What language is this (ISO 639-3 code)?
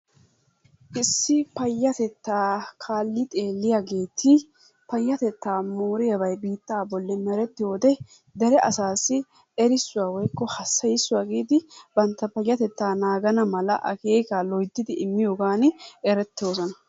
wal